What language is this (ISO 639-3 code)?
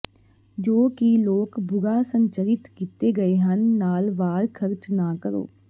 pan